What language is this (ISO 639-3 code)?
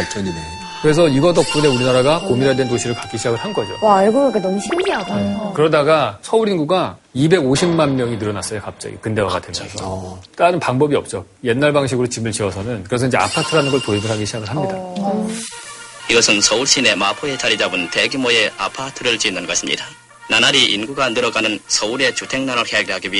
kor